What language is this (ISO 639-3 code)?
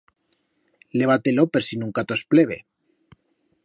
arg